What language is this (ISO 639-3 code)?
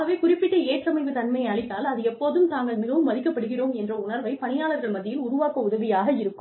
tam